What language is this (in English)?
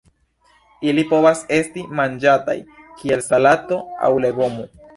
Esperanto